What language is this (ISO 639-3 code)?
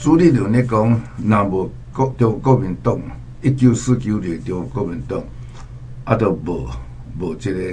zho